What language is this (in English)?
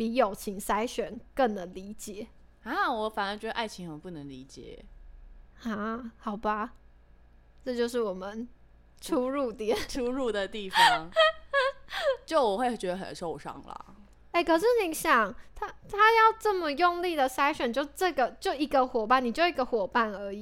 Chinese